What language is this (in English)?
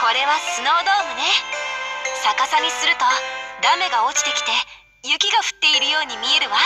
Japanese